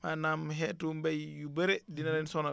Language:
Wolof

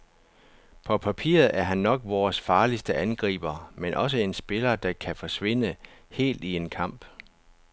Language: Danish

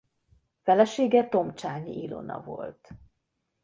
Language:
Hungarian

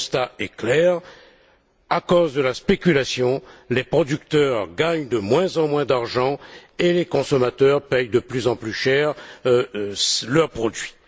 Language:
French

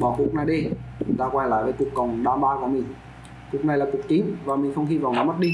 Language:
Vietnamese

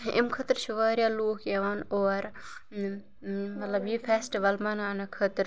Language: Kashmiri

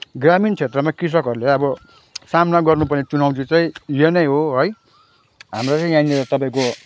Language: Nepali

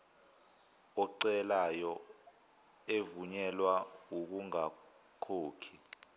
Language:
Zulu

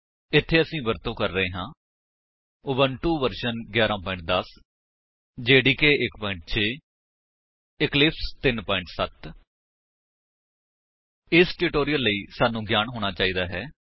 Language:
Punjabi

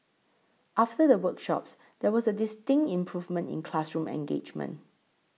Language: English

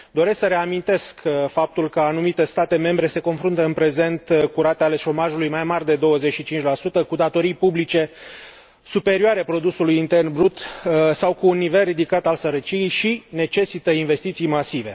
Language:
Romanian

